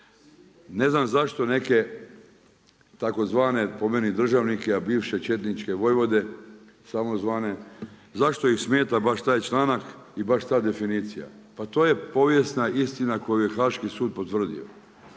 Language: Croatian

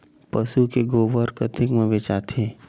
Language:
Chhattisgarhi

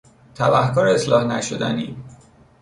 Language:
Persian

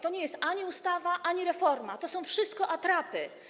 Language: Polish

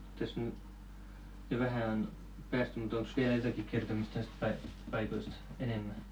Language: Finnish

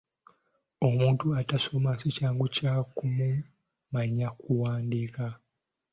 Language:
Ganda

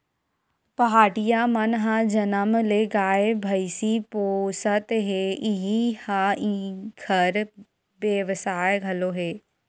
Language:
Chhattisgarhi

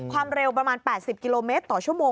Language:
Thai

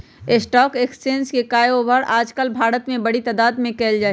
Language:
Magahi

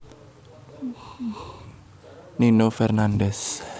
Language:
Javanese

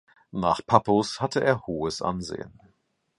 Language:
German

